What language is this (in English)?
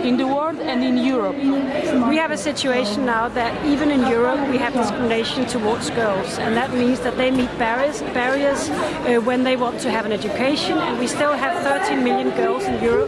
English